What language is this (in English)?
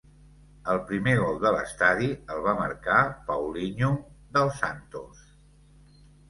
Catalan